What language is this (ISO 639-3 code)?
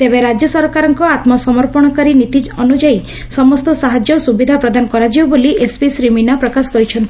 ori